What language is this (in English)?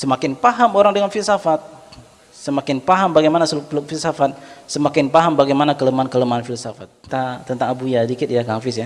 Indonesian